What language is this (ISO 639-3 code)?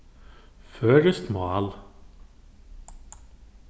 fao